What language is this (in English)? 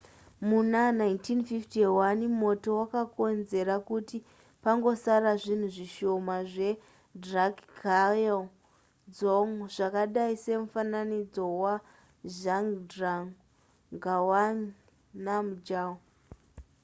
Shona